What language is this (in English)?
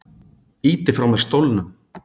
Icelandic